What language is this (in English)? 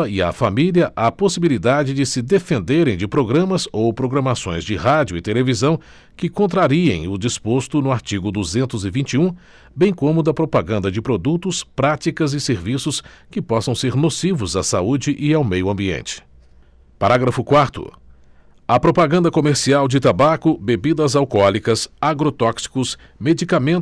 Portuguese